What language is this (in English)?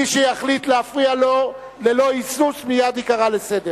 Hebrew